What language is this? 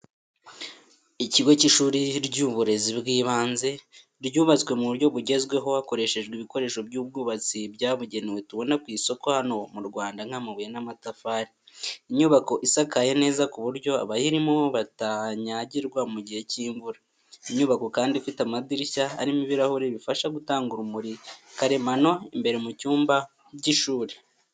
Kinyarwanda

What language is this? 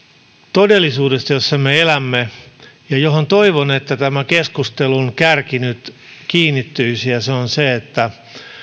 Finnish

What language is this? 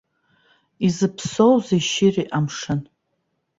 Abkhazian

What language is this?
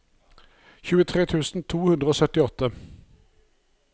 Norwegian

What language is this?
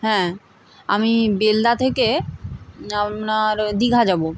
Bangla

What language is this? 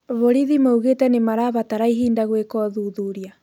Kikuyu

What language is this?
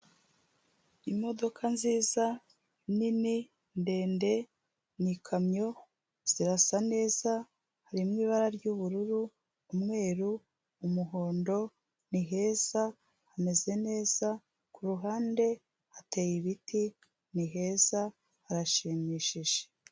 Kinyarwanda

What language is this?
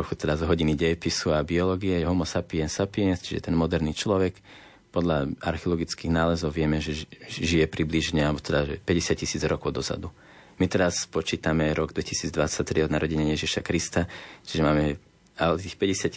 Slovak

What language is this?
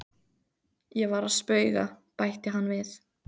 Icelandic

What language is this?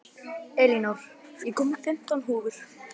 Icelandic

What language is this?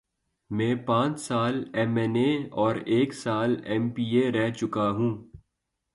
Urdu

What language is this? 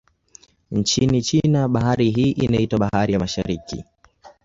Swahili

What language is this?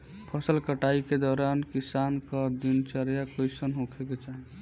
Bhojpuri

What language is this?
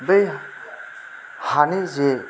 Bodo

